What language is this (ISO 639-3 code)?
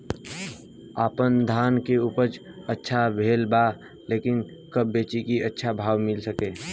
bho